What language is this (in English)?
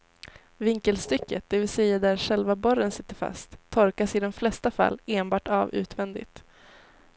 Swedish